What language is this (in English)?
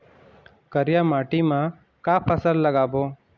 Chhattisgarhi